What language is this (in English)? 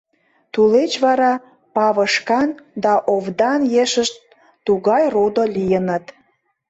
Mari